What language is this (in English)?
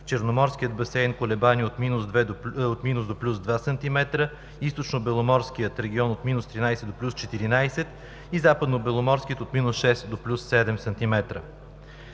Bulgarian